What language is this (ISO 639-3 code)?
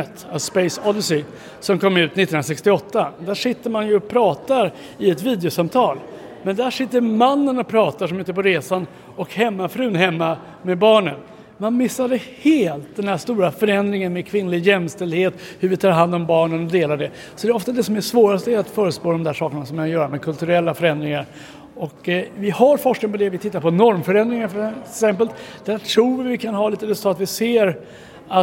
swe